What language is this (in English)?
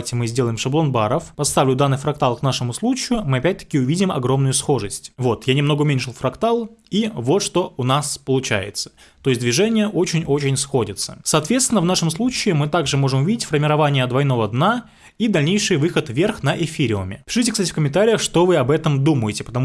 Russian